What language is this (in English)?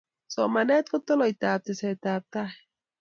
Kalenjin